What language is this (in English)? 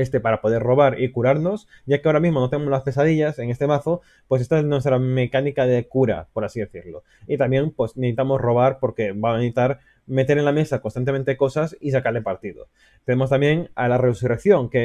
Spanish